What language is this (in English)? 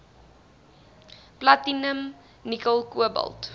Afrikaans